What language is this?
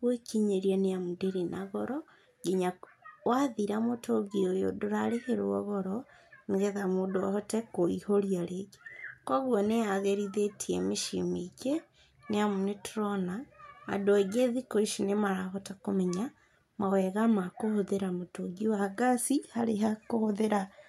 Kikuyu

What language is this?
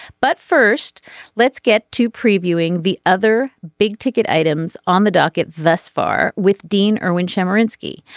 English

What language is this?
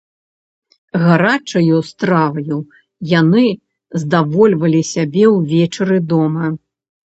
Belarusian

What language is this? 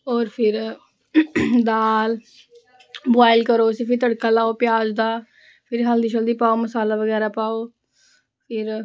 Dogri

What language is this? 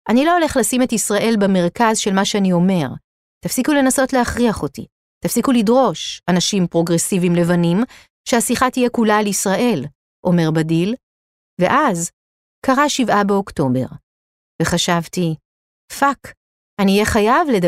Hebrew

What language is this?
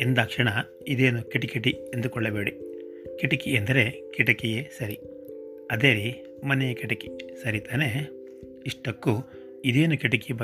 Kannada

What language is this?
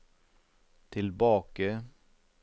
Norwegian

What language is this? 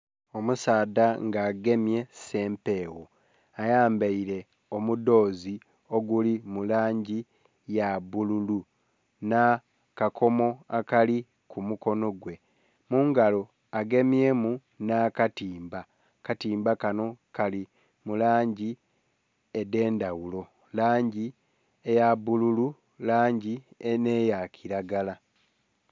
Soga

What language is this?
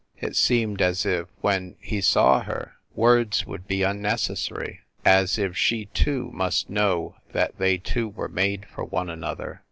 English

